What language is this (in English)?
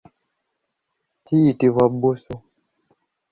Ganda